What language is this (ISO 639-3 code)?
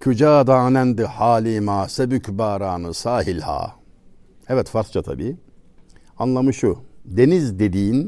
tur